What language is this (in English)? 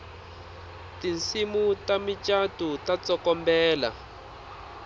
Tsonga